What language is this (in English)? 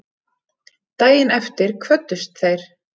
Icelandic